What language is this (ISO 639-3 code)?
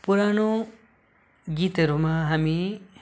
nep